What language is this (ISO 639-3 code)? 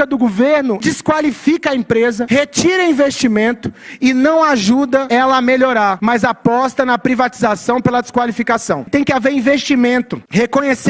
por